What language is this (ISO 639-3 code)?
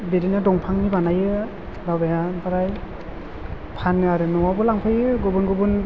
brx